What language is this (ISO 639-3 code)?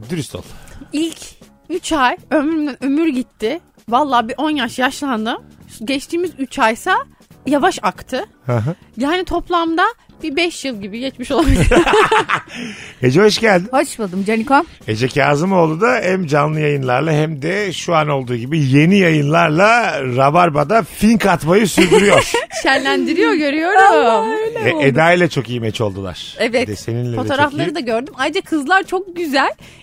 tur